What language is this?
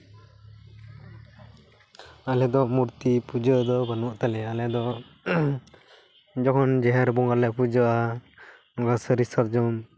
Santali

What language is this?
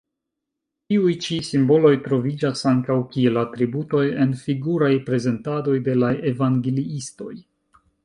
Esperanto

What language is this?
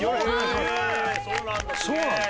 Japanese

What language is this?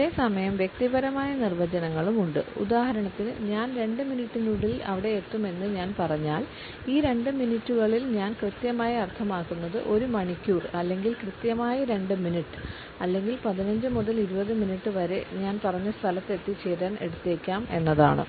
Malayalam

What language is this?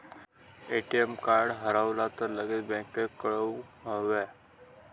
Marathi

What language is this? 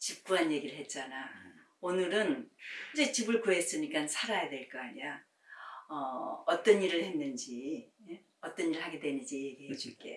Korean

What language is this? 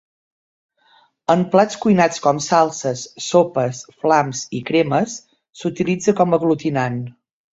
Catalan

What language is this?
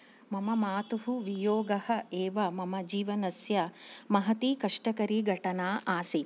Sanskrit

